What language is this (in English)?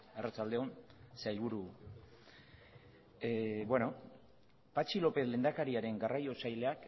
Basque